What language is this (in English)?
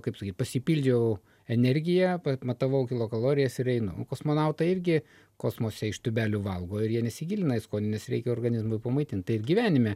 Lithuanian